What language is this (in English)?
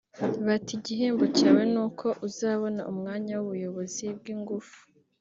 Kinyarwanda